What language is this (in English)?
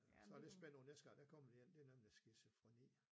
Danish